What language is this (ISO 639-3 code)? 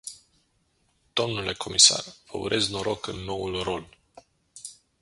ron